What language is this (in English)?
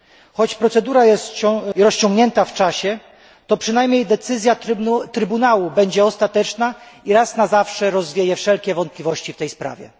Polish